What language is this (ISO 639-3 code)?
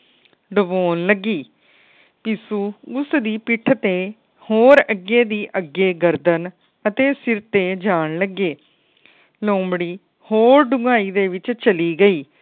pan